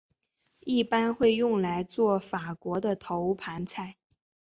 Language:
Chinese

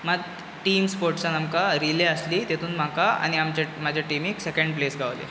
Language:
Konkani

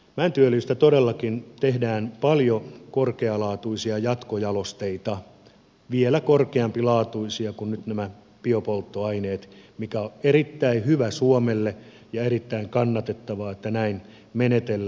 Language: Finnish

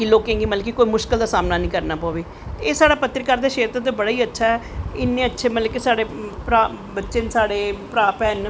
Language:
Dogri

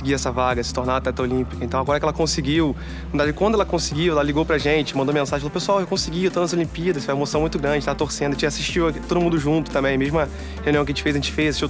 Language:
Portuguese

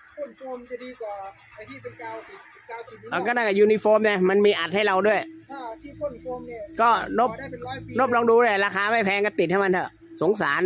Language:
Thai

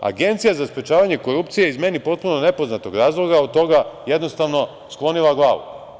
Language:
Serbian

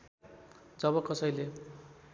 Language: Nepali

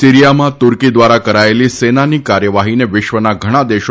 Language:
Gujarati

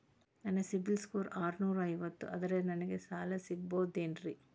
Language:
Kannada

